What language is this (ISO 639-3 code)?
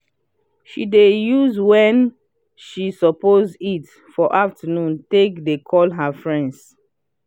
pcm